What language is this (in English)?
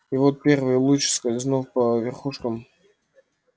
Russian